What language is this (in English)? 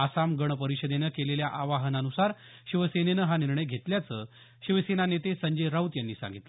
Marathi